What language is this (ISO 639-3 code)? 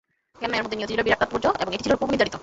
ben